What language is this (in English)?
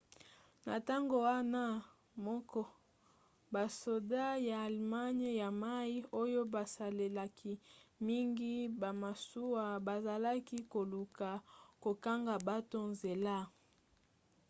Lingala